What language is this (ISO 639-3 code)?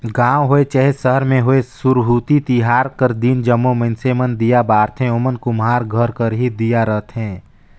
hne